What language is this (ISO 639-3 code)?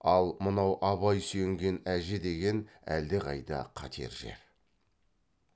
kaz